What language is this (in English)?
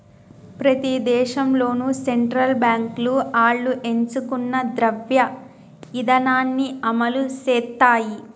Telugu